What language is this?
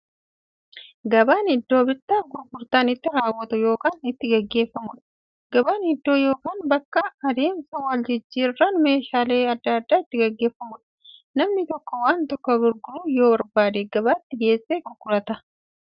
Oromo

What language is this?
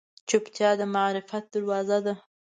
Pashto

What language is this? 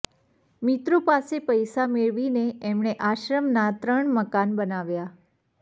Gujarati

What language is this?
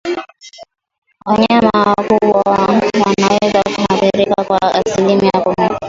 Swahili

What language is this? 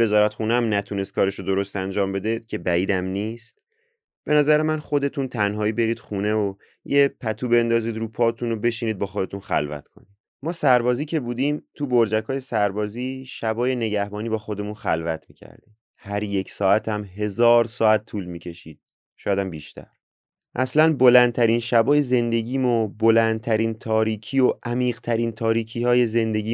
Persian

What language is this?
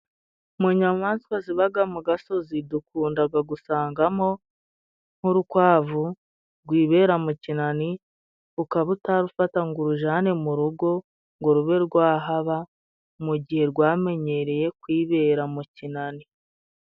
Kinyarwanda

